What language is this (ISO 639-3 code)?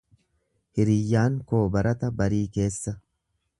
orm